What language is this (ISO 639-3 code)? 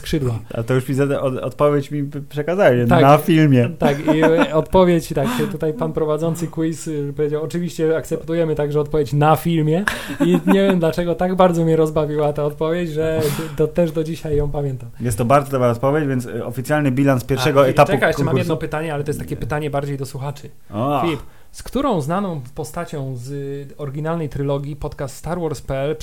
pol